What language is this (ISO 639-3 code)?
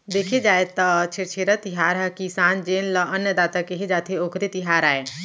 hne